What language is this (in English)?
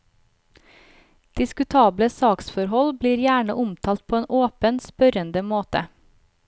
Norwegian